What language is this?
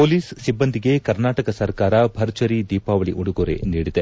Kannada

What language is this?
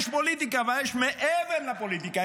Hebrew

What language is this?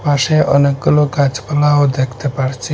Bangla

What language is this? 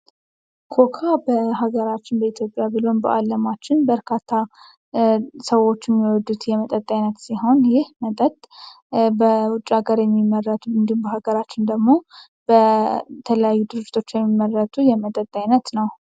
Amharic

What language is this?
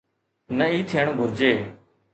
Sindhi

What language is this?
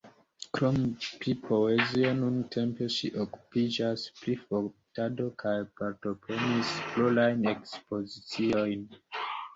Esperanto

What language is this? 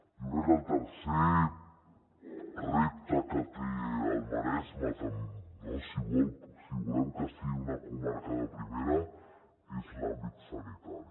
Catalan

